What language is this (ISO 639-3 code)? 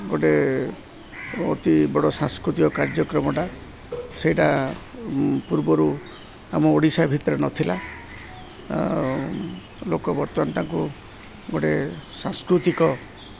ori